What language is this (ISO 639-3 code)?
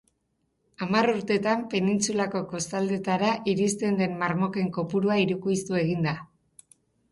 eus